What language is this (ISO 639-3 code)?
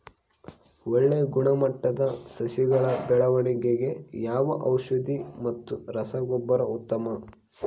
kan